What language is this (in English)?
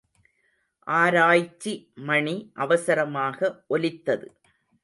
Tamil